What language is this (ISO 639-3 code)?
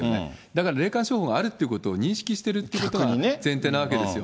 jpn